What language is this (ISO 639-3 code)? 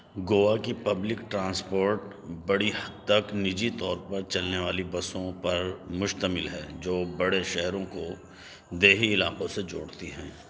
urd